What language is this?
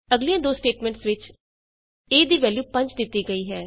Punjabi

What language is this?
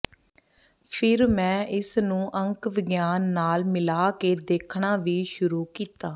Punjabi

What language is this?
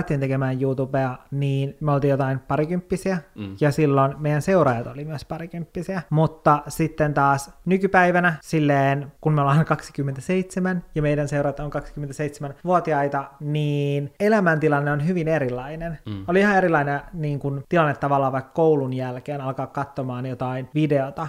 Finnish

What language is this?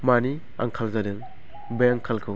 Bodo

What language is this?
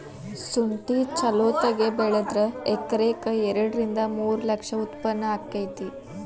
Kannada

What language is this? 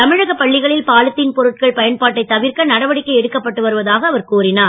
Tamil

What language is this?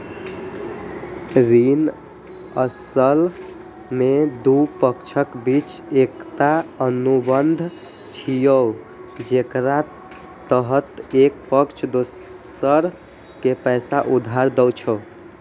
Maithili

